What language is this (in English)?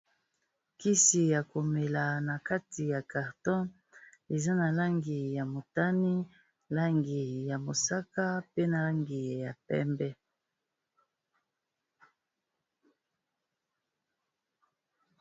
Lingala